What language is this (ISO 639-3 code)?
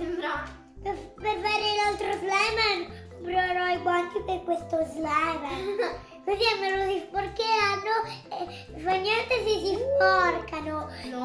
ita